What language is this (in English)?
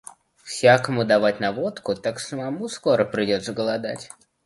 Russian